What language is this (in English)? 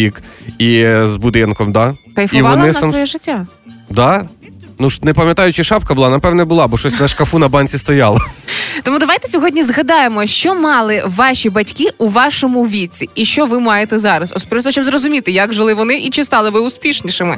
Ukrainian